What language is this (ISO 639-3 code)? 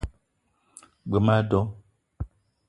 eto